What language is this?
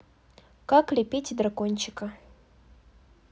Russian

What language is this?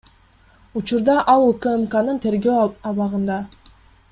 Kyrgyz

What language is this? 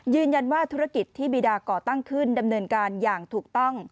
Thai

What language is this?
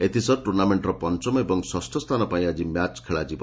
Odia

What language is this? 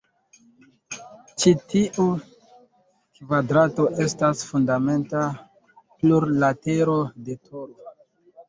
Esperanto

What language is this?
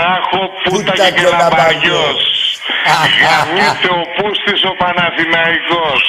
Greek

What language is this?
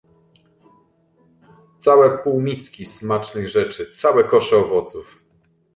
Polish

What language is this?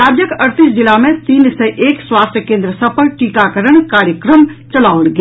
Maithili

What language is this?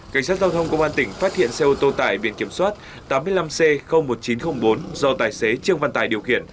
Vietnamese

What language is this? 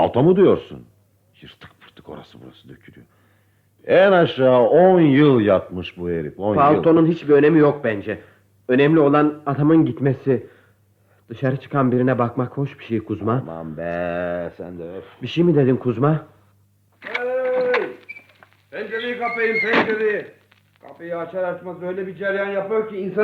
Turkish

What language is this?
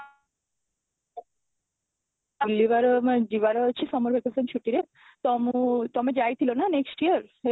Odia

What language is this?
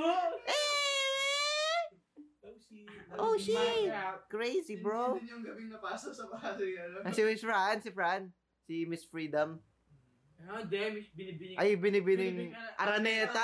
Filipino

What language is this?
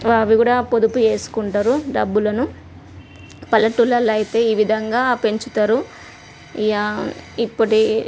Telugu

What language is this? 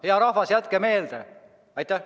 Estonian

